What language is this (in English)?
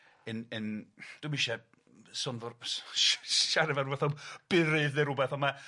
Welsh